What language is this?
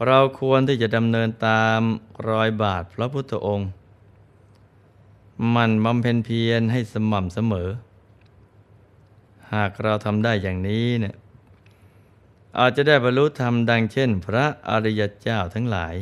Thai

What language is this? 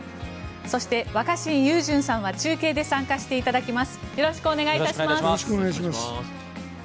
Japanese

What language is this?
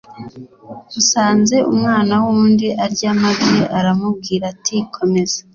Kinyarwanda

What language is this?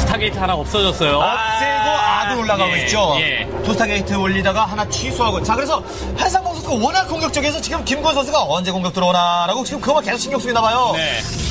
Korean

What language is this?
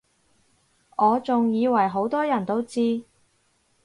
Cantonese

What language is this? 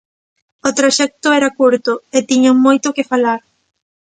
Galician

